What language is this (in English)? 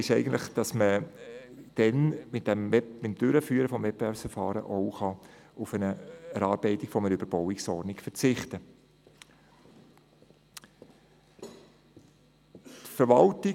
Swiss German